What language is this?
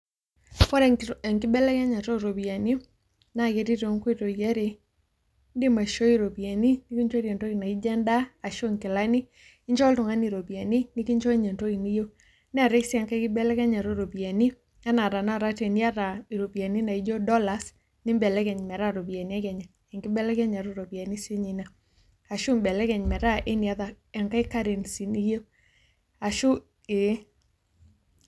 Masai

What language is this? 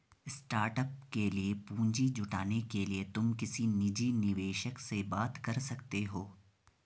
Hindi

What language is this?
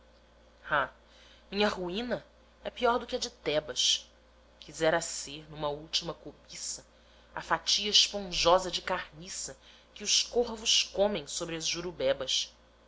Portuguese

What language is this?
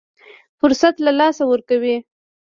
Pashto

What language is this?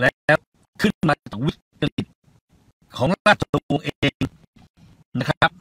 Thai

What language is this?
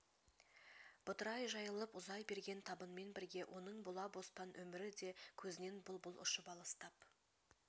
Kazakh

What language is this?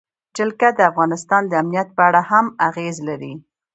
Pashto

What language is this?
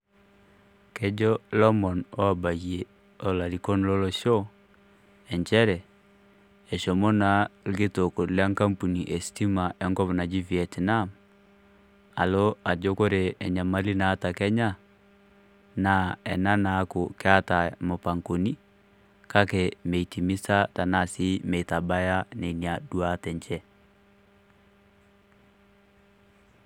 Masai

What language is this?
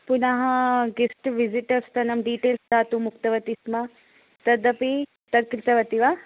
Sanskrit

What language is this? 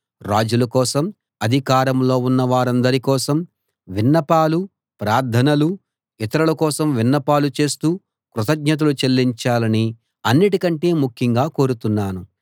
Telugu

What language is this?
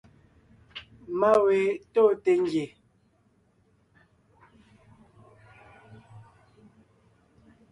Ngiemboon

